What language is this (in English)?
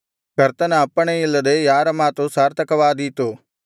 Kannada